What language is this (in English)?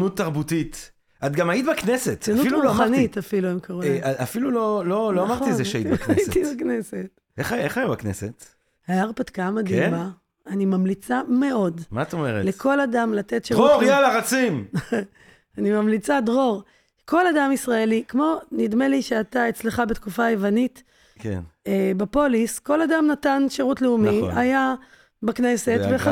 Hebrew